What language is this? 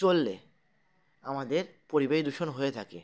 Bangla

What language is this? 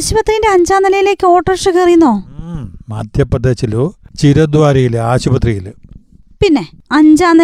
Malayalam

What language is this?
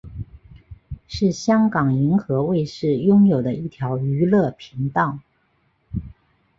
Chinese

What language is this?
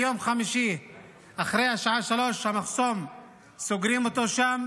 Hebrew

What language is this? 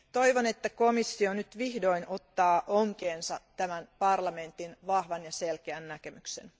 Finnish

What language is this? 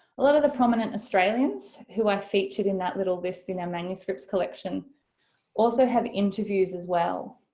English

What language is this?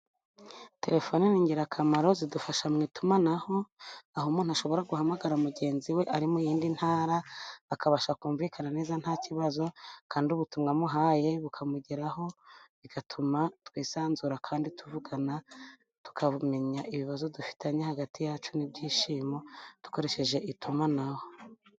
Kinyarwanda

